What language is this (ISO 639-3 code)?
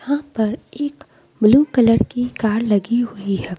hin